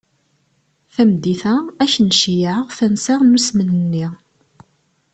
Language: Kabyle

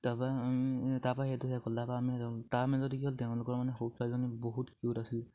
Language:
Assamese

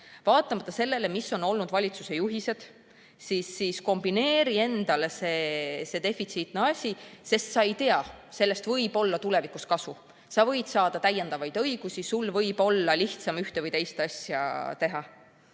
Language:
Estonian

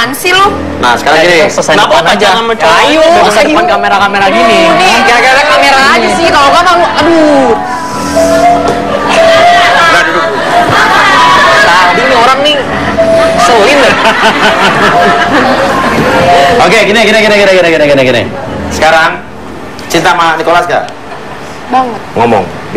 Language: Indonesian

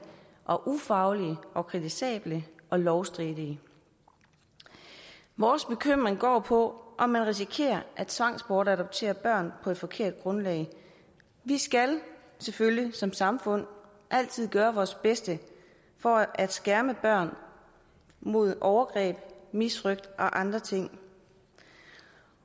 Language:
Danish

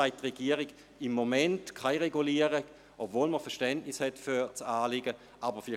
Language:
Swiss German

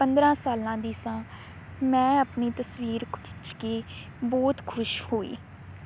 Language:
Punjabi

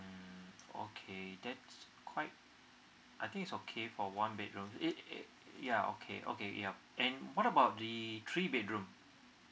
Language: English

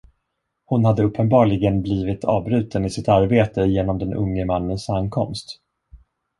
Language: Swedish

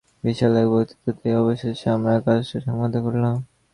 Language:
Bangla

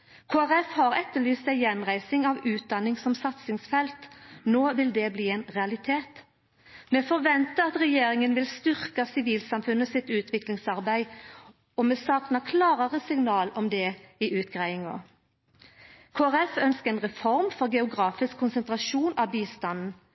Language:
Norwegian Nynorsk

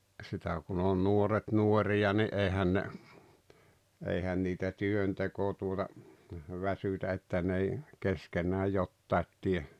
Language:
Finnish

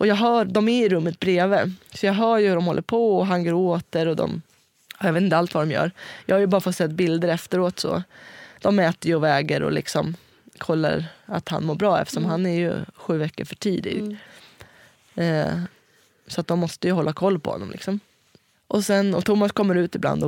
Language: Swedish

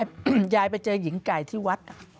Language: Thai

